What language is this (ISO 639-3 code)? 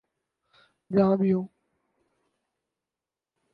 urd